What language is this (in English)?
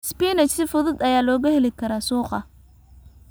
Somali